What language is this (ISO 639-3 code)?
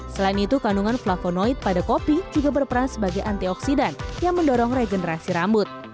ind